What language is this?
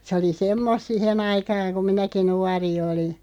Finnish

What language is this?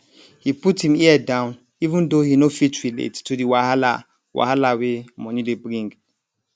Nigerian Pidgin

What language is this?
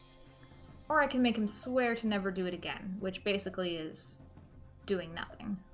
English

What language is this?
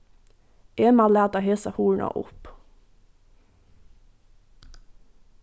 Faroese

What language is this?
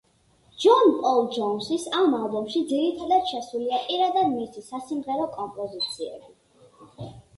Georgian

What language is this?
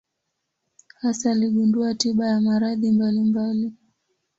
Swahili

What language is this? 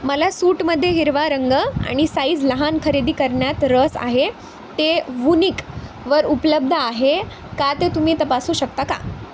Marathi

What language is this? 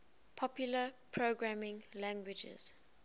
English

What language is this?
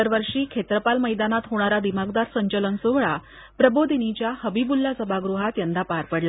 Marathi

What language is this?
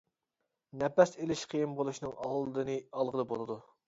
Uyghur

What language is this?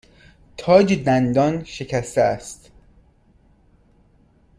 Persian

